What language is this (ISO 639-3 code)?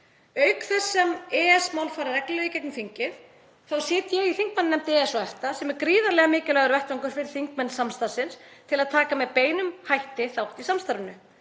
isl